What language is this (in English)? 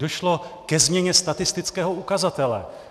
Czech